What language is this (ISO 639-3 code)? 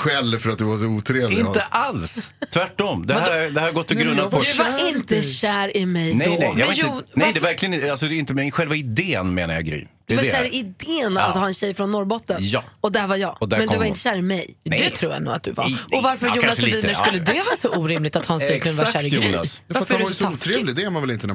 swe